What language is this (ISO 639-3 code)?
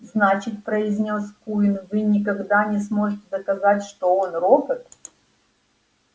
rus